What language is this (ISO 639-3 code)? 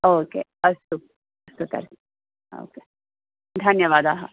san